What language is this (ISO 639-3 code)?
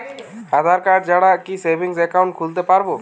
ben